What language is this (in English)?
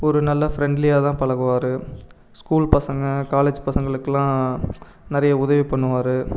Tamil